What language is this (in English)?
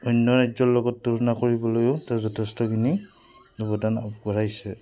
Assamese